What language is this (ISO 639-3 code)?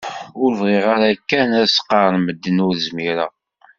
kab